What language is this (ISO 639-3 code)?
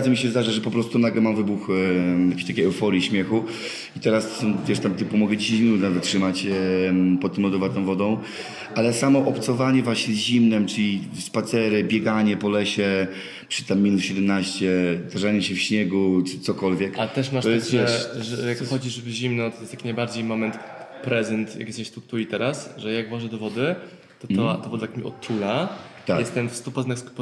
pol